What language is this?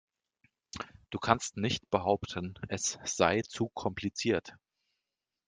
German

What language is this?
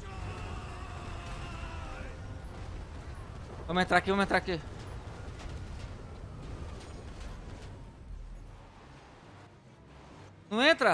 Portuguese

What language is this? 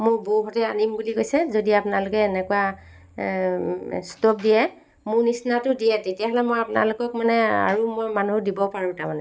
Assamese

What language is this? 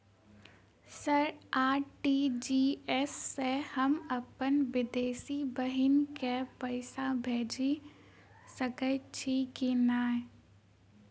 Maithili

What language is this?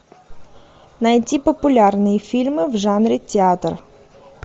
Russian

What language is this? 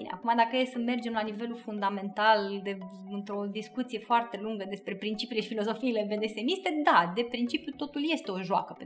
Romanian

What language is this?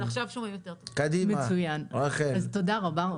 Hebrew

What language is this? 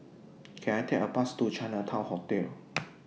English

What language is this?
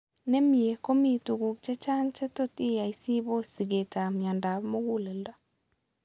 Kalenjin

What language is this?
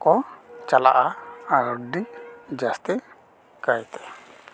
Santali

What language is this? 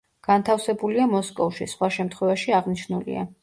Georgian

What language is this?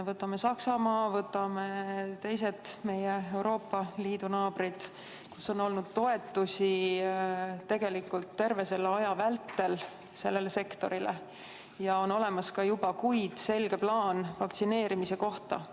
Estonian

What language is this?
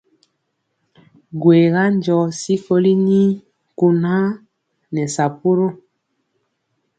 Mpiemo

